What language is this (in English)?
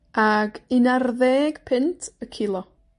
Welsh